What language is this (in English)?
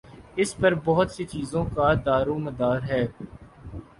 Urdu